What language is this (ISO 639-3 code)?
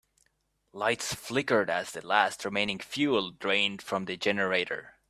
eng